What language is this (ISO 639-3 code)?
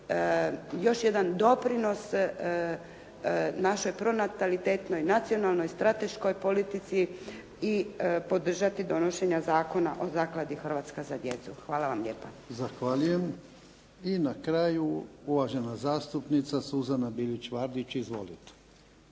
hrv